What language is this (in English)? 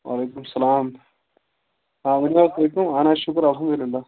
Kashmiri